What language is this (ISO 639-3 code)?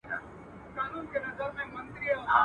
pus